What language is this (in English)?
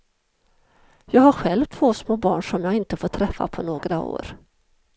Swedish